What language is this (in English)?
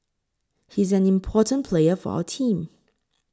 English